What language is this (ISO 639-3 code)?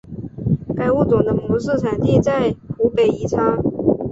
zho